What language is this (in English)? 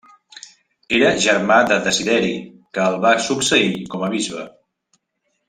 Catalan